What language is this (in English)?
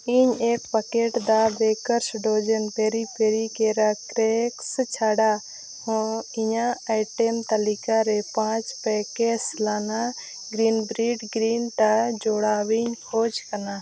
Santali